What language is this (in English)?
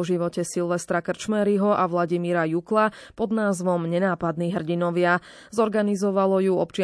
Slovak